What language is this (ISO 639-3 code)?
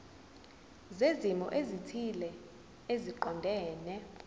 zul